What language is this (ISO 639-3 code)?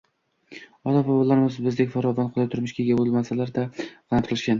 uzb